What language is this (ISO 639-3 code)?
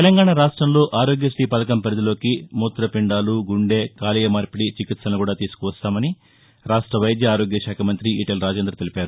tel